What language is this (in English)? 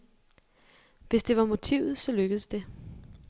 Danish